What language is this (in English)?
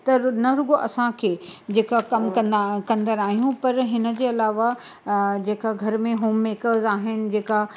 Sindhi